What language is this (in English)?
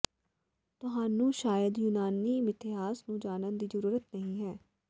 Punjabi